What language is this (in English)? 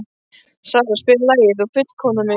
Icelandic